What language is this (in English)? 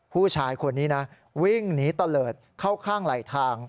Thai